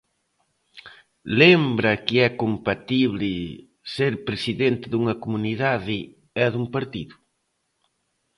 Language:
Galician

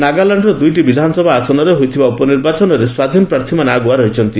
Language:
Odia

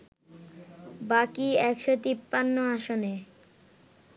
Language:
Bangla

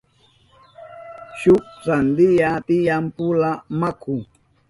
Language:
Southern Pastaza Quechua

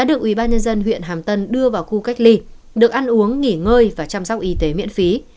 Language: Vietnamese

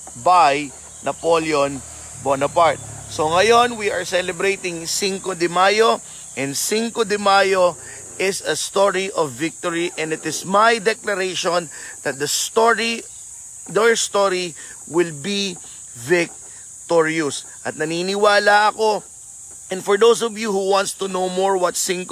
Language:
Filipino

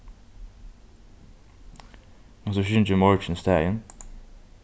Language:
Faroese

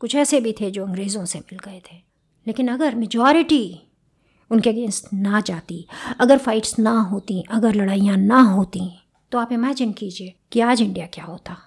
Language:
Hindi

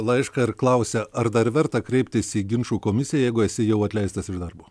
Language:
Lithuanian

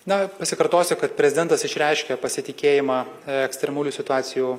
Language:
Lithuanian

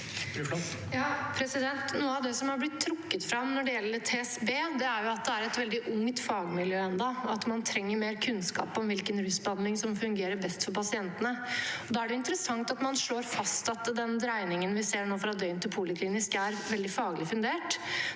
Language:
Norwegian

